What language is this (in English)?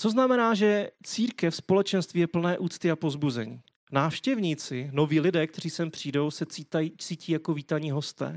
Czech